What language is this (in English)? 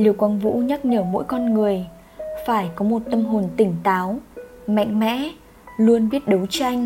Vietnamese